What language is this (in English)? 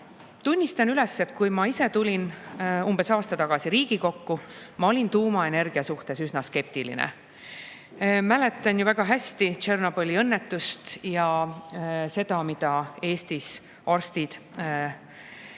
Estonian